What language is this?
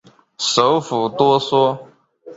Chinese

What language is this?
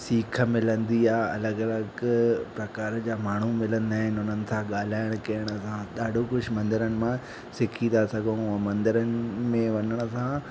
Sindhi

